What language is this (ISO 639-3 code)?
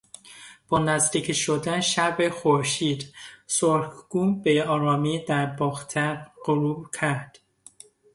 fas